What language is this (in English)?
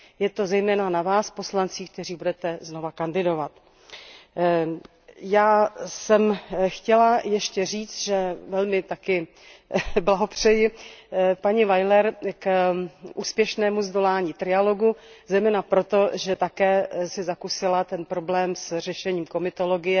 Czech